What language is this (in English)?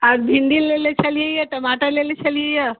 Maithili